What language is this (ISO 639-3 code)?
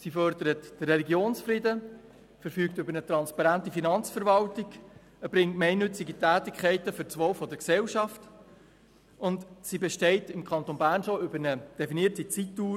gsw